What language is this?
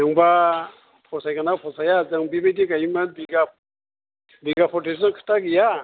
Bodo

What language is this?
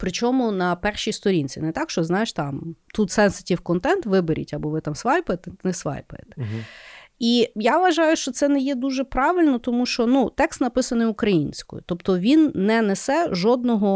Ukrainian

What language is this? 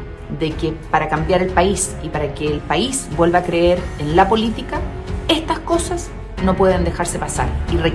Spanish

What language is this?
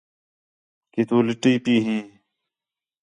Khetrani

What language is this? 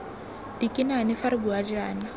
Tswana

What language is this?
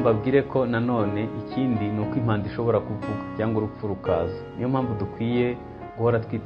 Russian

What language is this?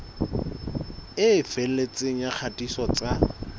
Southern Sotho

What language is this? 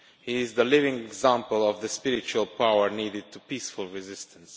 English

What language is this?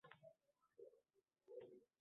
Uzbek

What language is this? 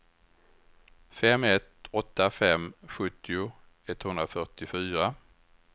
Swedish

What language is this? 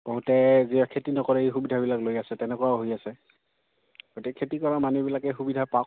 Assamese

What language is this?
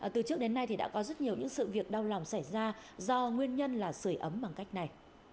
Vietnamese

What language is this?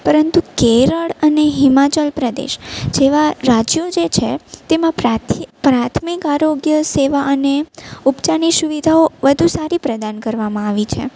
Gujarati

